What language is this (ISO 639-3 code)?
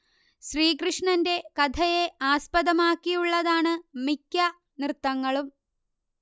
mal